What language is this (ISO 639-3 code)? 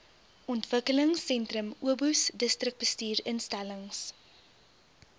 afr